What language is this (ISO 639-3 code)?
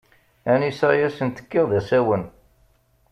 kab